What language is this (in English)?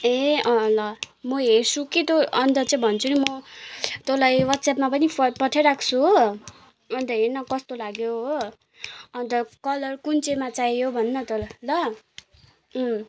Nepali